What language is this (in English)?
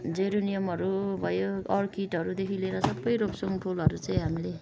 Nepali